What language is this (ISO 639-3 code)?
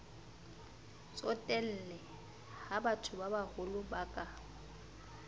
sot